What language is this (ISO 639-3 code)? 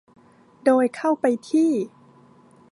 tha